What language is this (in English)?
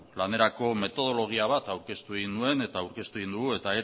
Basque